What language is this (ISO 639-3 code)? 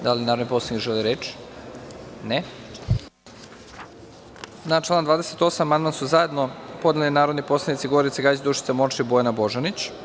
srp